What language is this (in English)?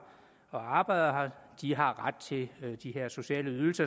Danish